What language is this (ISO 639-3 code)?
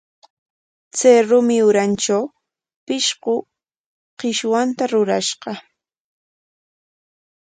qwa